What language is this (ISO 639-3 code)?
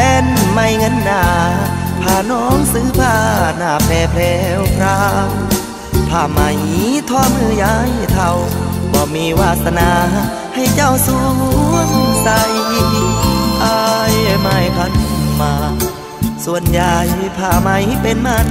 tha